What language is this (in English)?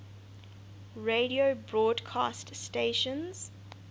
English